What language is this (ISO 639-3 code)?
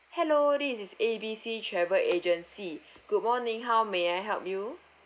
eng